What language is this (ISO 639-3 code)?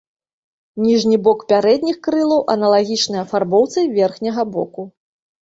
bel